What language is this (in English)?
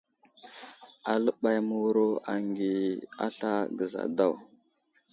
Wuzlam